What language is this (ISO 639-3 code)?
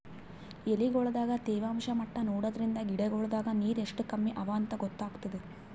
kan